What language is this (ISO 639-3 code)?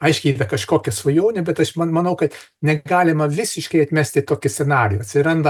lit